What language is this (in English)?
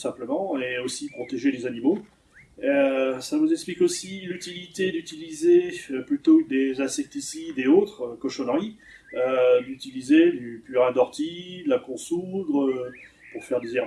French